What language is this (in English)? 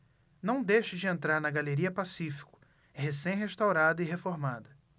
Portuguese